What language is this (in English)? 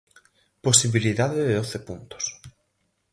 Galician